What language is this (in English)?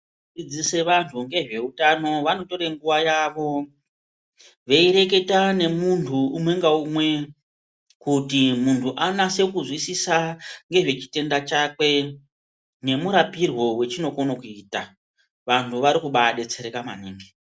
Ndau